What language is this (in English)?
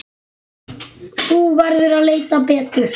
Icelandic